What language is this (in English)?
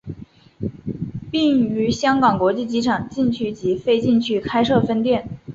Chinese